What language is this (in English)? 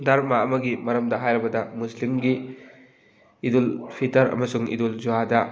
Manipuri